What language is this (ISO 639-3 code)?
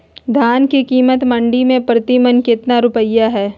mag